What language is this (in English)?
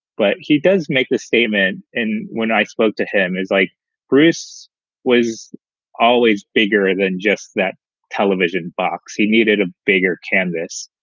English